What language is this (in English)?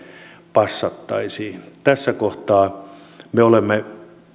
Finnish